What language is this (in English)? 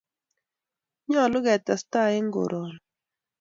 Kalenjin